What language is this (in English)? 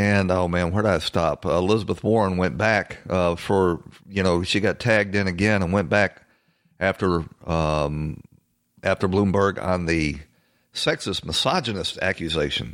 English